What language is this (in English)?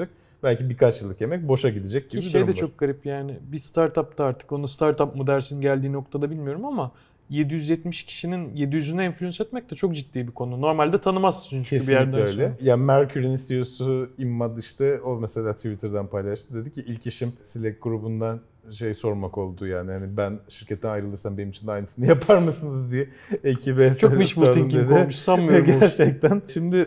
Turkish